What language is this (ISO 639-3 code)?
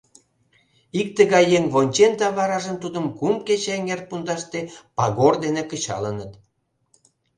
chm